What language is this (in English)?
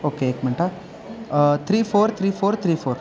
Marathi